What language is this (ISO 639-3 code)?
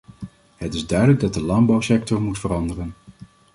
nld